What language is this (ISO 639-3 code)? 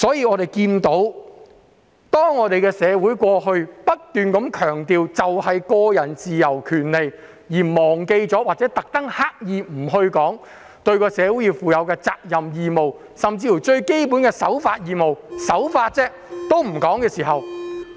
yue